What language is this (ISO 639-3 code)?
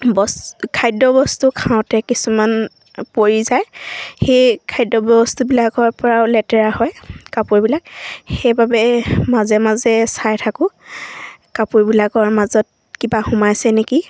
asm